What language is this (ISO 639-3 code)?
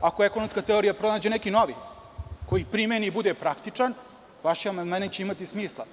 srp